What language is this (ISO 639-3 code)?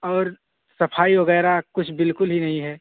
urd